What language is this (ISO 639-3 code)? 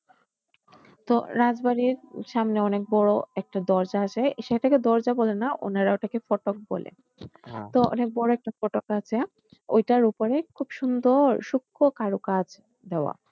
ben